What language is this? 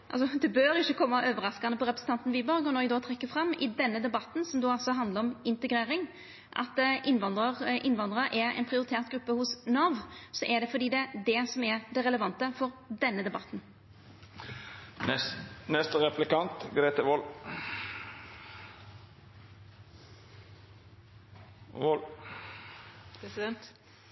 Norwegian Nynorsk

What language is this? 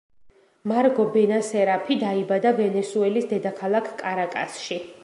Georgian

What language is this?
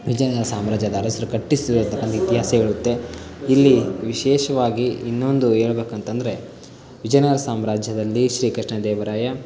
Kannada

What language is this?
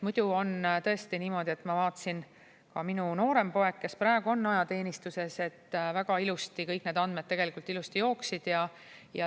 Estonian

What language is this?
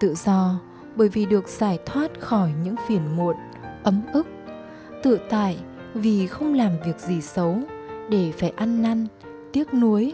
Vietnamese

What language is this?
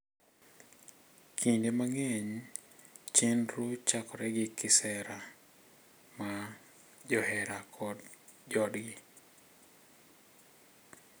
Luo (Kenya and Tanzania)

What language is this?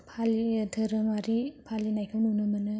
Bodo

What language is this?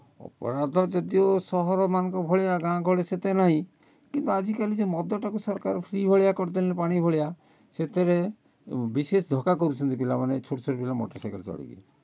Odia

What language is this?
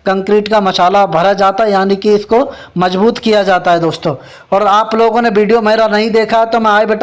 Hindi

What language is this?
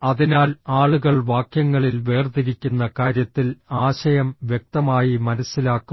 Malayalam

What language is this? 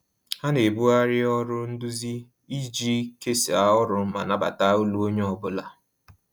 Igbo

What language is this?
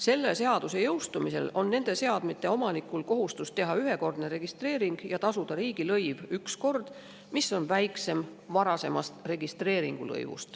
Estonian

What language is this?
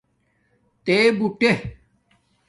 Domaaki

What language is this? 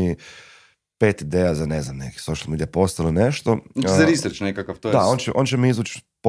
Croatian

